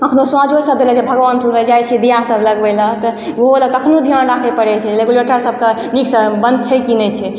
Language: Maithili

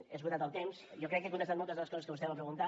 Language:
Catalan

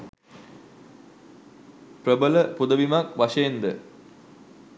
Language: Sinhala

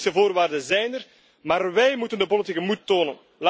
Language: Dutch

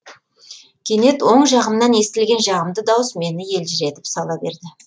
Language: Kazakh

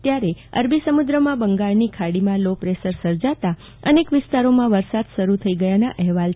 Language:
Gujarati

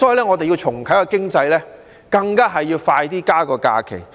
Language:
Cantonese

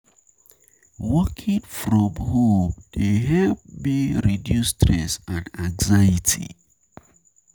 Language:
Nigerian Pidgin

